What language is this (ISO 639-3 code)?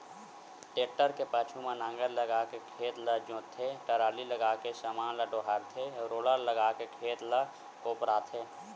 hne